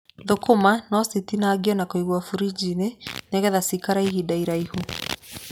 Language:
Kikuyu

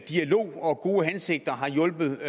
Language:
Danish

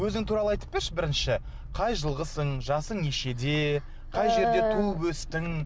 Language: Kazakh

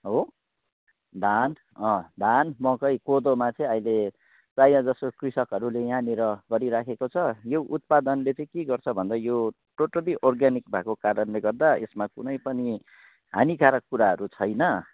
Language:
Nepali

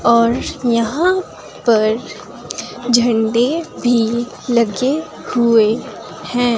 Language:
Hindi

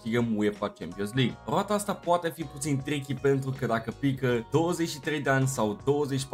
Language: Romanian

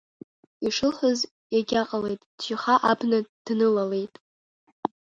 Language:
Abkhazian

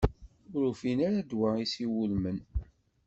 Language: Kabyle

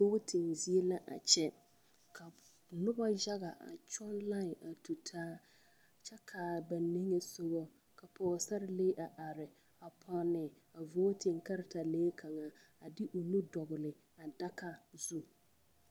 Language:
Southern Dagaare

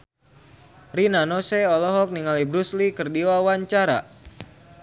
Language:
Sundanese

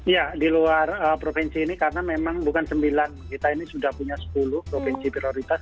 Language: Indonesian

